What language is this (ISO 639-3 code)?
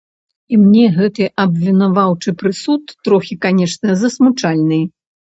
bel